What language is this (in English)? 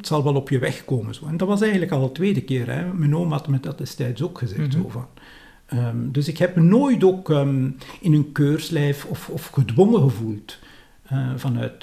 Dutch